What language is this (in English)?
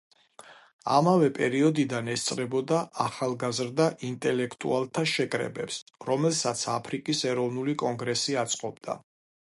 Georgian